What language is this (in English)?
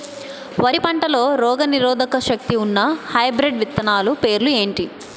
Telugu